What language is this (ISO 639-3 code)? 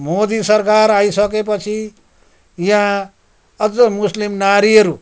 nep